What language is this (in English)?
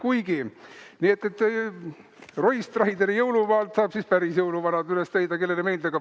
Estonian